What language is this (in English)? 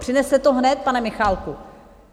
Czech